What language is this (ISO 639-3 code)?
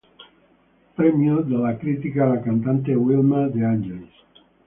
ita